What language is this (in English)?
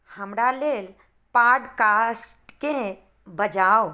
Maithili